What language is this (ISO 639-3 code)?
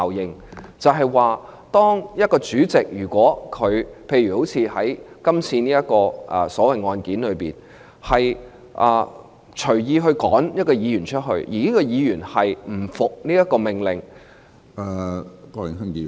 yue